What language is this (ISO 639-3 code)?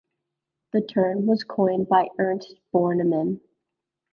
eng